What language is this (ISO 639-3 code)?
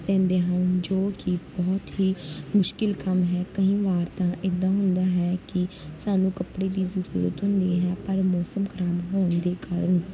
pan